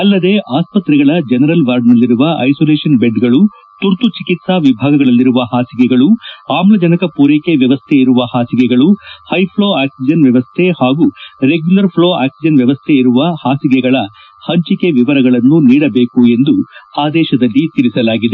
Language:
Kannada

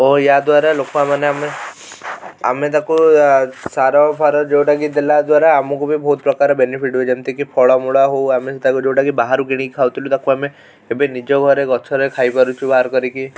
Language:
Odia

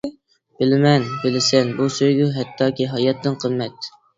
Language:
Uyghur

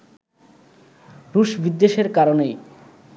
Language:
Bangla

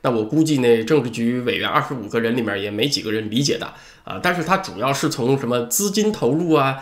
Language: Chinese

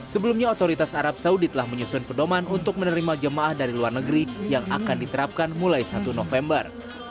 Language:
Indonesian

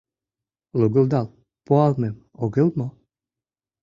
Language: Mari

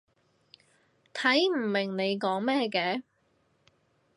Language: Cantonese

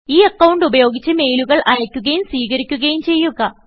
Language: Malayalam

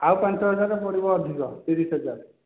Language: Odia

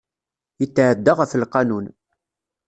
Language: Kabyle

